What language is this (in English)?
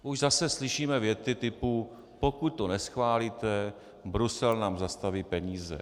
Czech